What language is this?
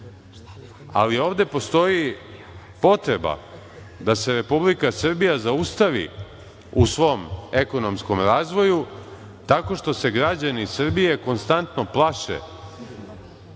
Serbian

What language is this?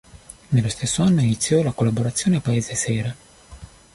Italian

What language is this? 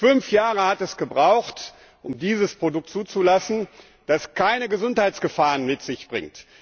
German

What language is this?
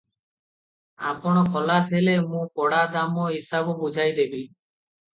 Odia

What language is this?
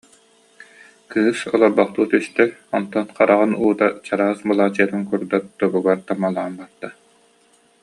Yakut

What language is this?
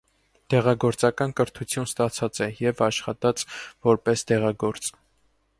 Armenian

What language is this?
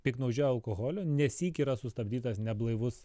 Lithuanian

